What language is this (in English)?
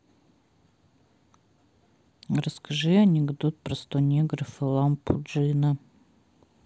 Russian